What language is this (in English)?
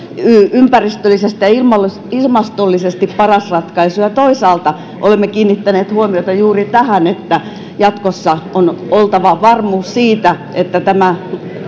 Finnish